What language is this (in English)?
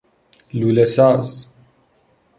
Persian